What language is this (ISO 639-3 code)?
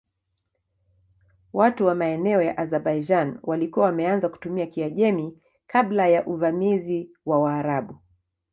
swa